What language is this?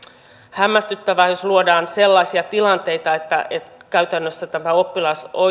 Finnish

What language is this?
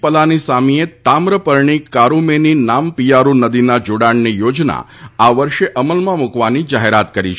Gujarati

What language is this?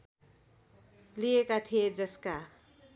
Nepali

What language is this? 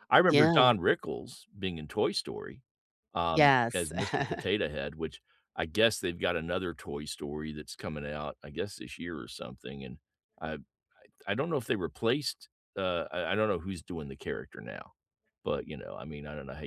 English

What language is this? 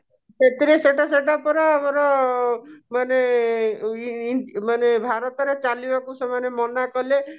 Odia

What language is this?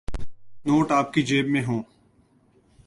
Urdu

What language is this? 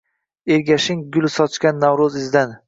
Uzbek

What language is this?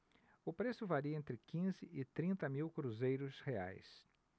Portuguese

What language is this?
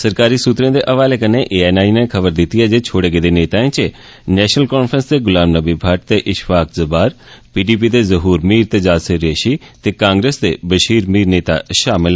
Dogri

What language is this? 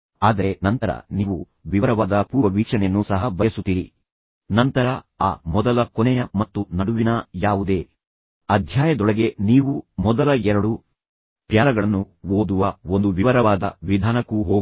Kannada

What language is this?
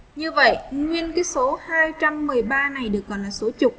Vietnamese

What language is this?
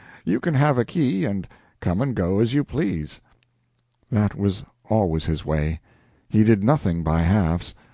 English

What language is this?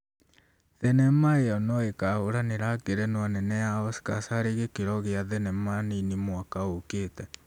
Kikuyu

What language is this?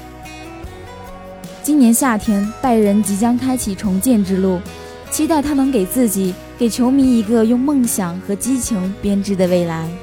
Chinese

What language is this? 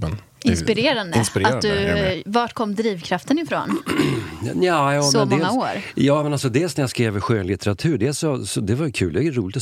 Swedish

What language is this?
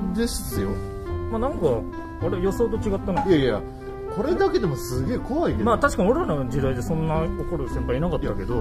Japanese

